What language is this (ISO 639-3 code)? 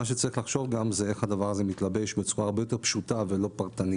heb